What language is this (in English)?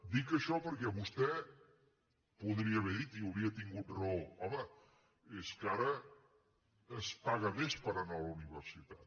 Catalan